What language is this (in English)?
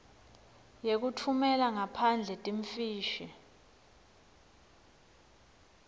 Swati